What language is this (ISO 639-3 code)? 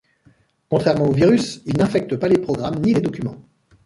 fra